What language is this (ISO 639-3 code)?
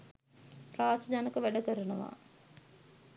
sin